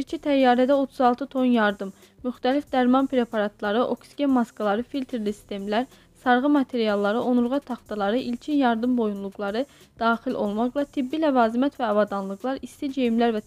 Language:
Turkish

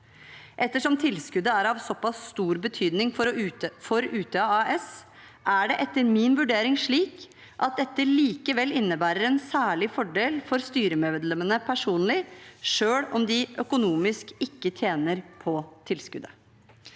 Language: Norwegian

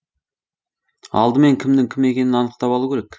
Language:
Kazakh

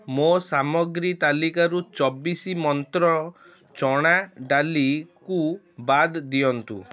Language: Odia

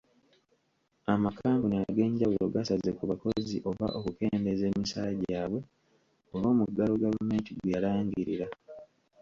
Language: Ganda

